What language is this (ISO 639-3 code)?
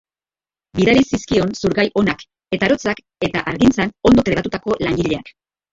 eus